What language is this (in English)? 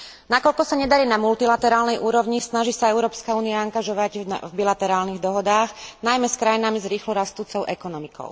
Slovak